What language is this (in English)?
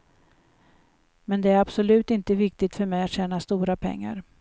Swedish